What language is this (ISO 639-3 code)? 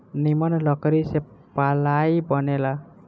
bho